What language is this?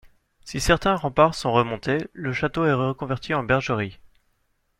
French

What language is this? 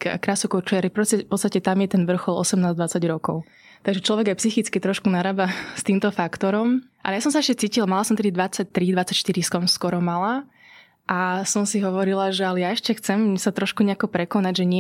Slovak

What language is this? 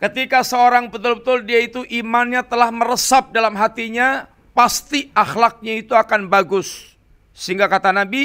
Indonesian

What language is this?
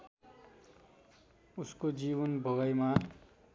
Nepali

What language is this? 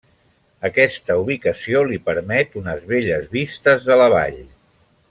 Catalan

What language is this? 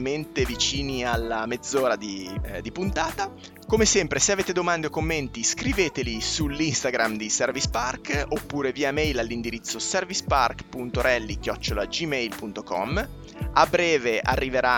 Italian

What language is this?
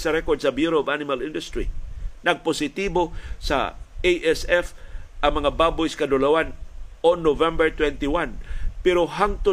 Filipino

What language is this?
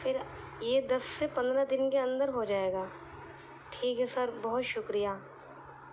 Urdu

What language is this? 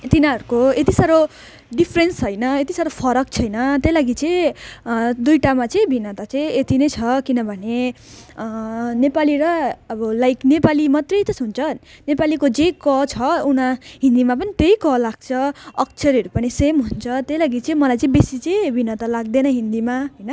Nepali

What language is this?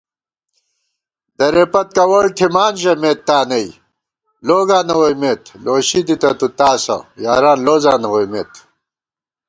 Gawar-Bati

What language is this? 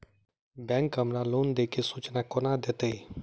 Maithili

